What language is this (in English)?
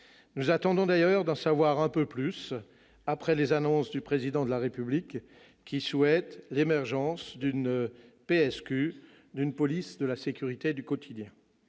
French